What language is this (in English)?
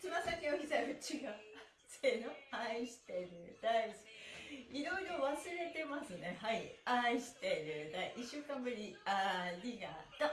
Japanese